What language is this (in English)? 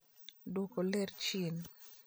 Luo (Kenya and Tanzania)